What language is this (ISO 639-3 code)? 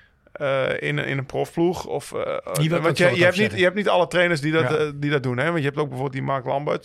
nld